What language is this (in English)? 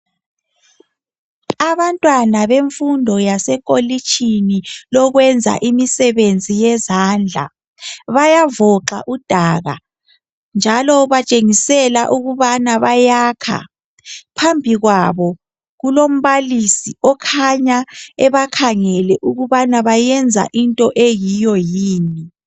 North Ndebele